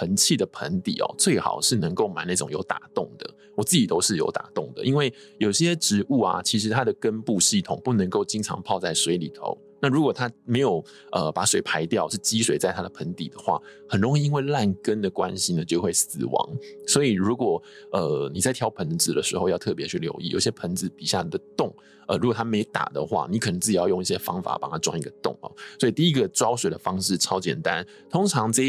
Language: Chinese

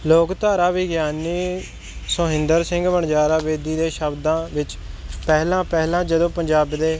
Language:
Punjabi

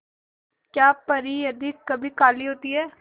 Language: Hindi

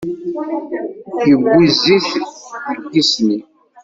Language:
Kabyle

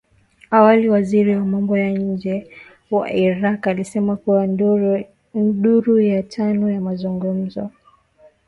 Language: Swahili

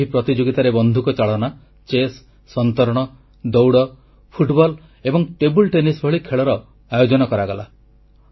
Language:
Odia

